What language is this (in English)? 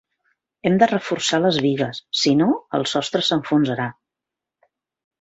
Catalan